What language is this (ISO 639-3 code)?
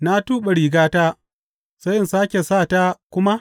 hau